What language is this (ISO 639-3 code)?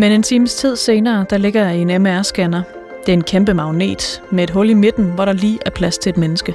dan